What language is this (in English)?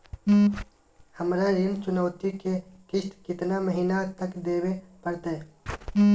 Magahi